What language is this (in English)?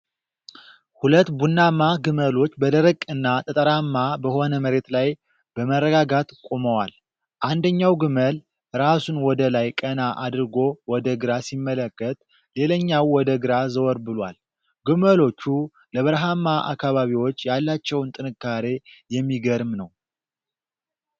Amharic